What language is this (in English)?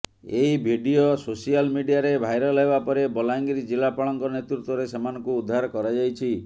Odia